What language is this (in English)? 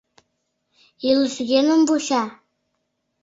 Mari